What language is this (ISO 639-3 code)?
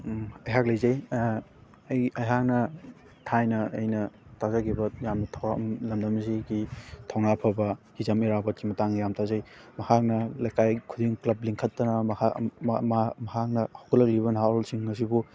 mni